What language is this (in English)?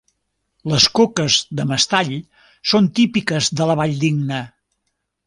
Catalan